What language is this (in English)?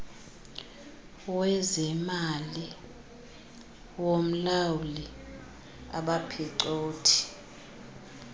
Xhosa